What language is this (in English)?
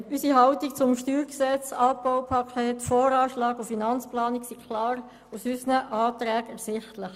Swiss German